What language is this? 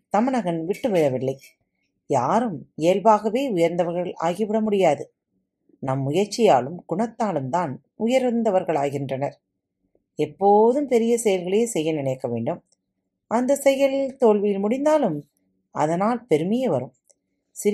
Tamil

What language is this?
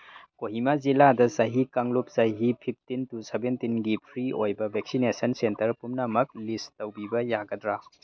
Manipuri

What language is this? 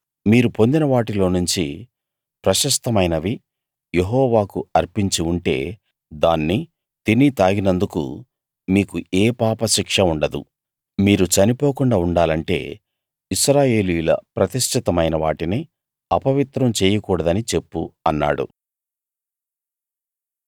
Telugu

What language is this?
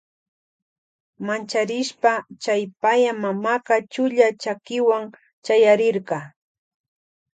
Loja Highland Quichua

